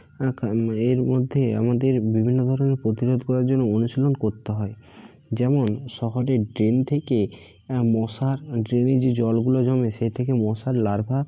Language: Bangla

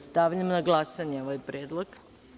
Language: Serbian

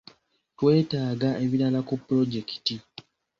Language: Ganda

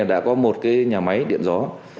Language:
Vietnamese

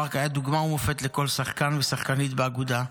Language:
Hebrew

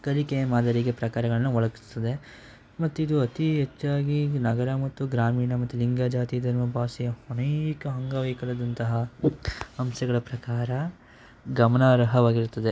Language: Kannada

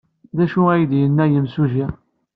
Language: Kabyle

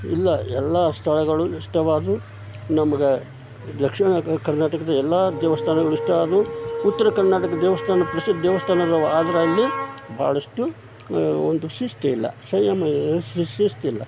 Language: Kannada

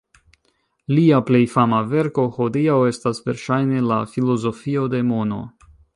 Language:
Esperanto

